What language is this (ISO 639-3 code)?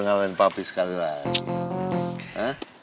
ind